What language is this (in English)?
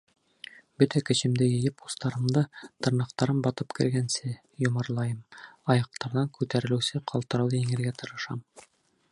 Bashkir